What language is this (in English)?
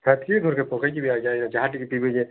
Odia